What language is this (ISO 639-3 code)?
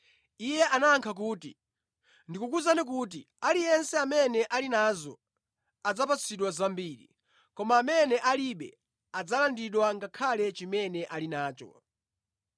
nya